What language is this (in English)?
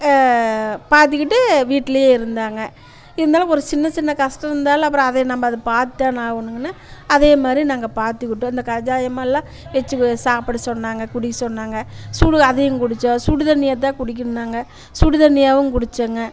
Tamil